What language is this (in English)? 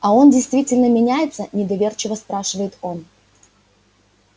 Russian